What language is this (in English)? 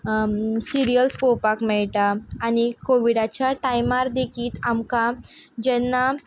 Konkani